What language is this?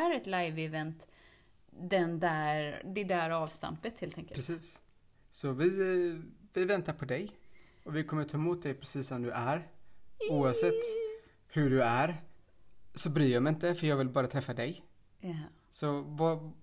Swedish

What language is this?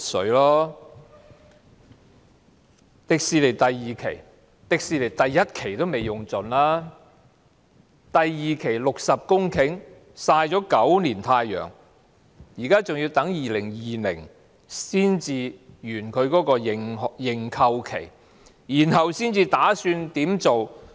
Cantonese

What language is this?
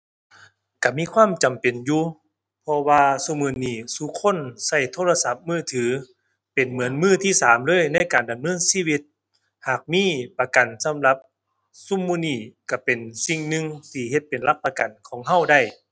Thai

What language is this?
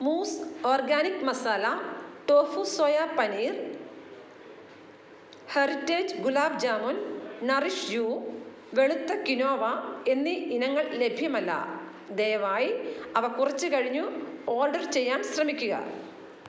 Malayalam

